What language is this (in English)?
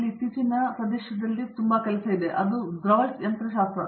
Kannada